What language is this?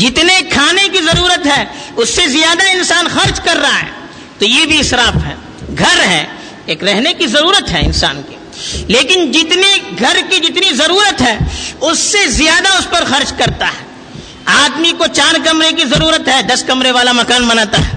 Urdu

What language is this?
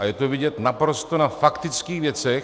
Czech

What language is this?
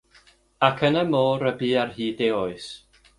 Welsh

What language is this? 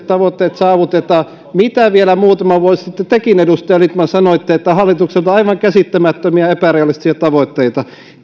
Finnish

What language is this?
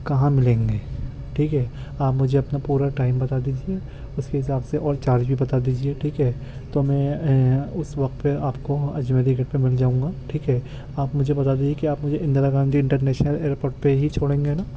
Urdu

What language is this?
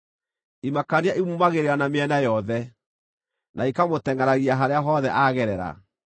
Kikuyu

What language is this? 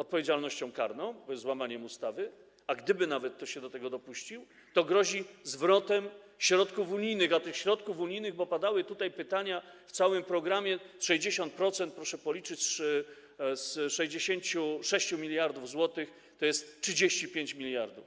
Polish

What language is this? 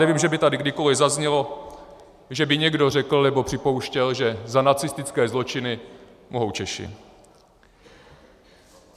Czech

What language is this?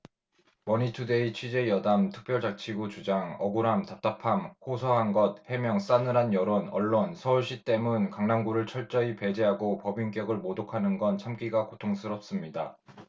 Korean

